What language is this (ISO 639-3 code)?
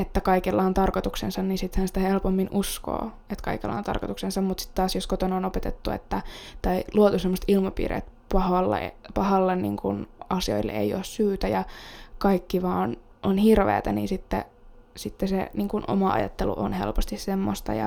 fin